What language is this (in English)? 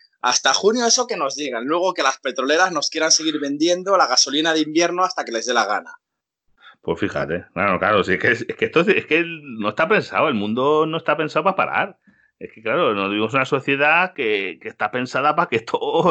Spanish